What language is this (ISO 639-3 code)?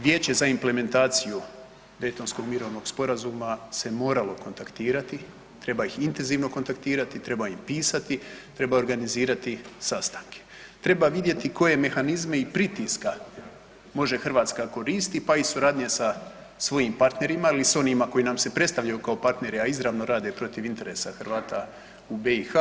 hrv